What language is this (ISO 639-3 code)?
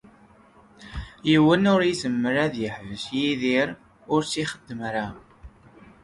kab